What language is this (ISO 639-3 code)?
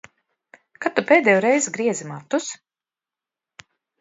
lav